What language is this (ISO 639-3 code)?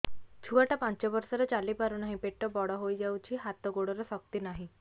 ori